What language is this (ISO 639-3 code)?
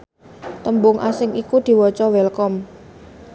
jav